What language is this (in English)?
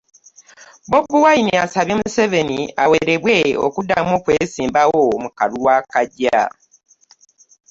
Ganda